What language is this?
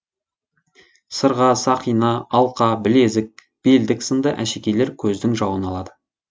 Kazakh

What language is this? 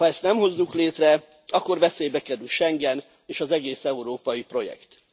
Hungarian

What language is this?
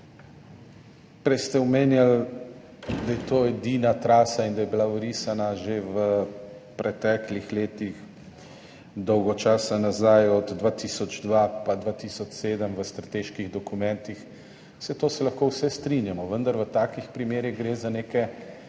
Slovenian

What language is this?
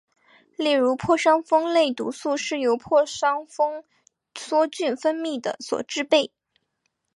Chinese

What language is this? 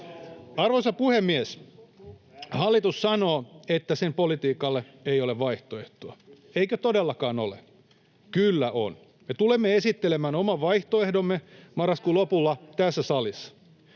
Finnish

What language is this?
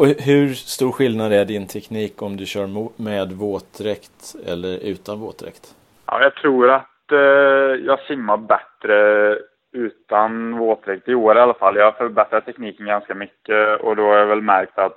Swedish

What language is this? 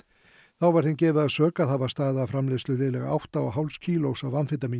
Icelandic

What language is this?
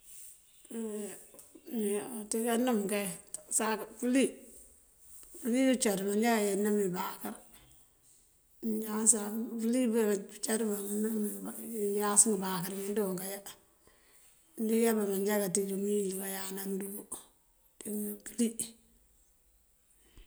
Mandjak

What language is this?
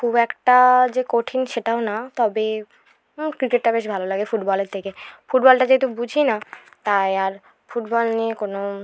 Bangla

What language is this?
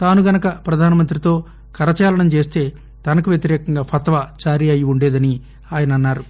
Telugu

